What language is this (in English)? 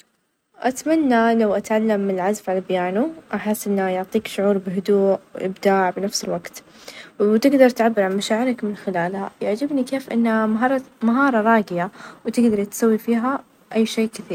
Najdi Arabic